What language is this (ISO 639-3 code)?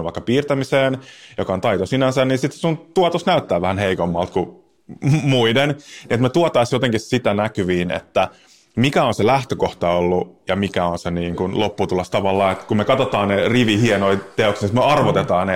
fin